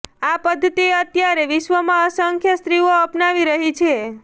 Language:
Gujarati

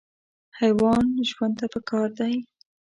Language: Pashto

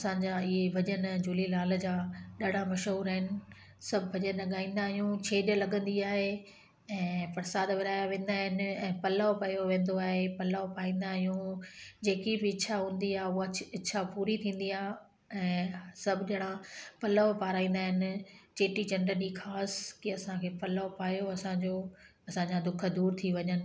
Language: Sindhi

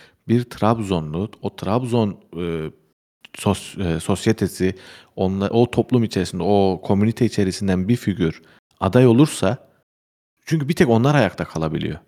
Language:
Turkish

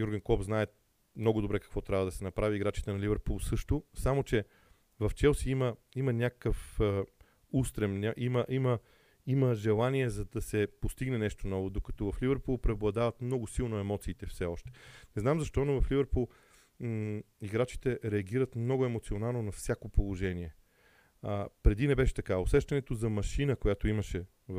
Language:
Bulgarian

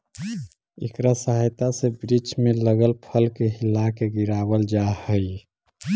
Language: Magahi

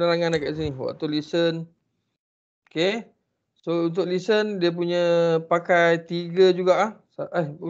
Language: Malay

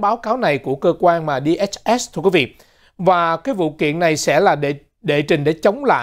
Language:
Vietnamese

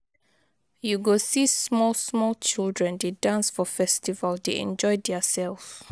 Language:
Nigerian Pidgin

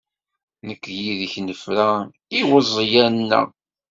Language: Kabyle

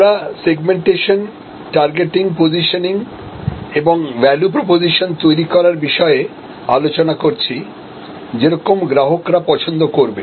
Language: Bangla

